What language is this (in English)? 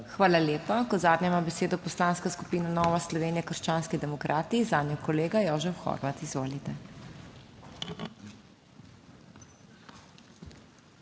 Slovenian